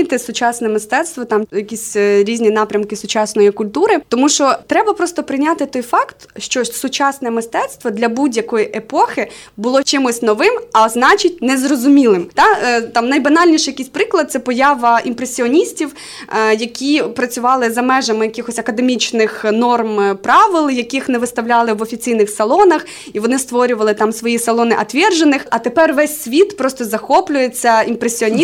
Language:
Ukrainian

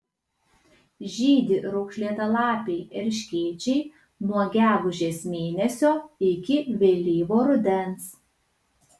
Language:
Lithuanian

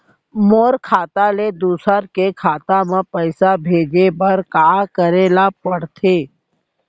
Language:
Chhattisgarhi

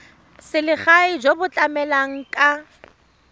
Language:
Tswana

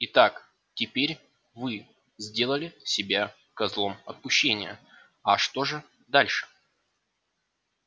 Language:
Russian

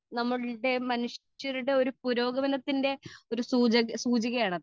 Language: Malayalam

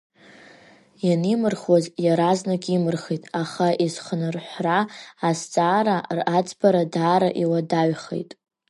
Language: Abkhazian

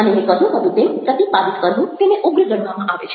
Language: Gujarati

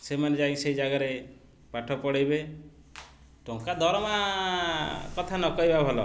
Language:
Odia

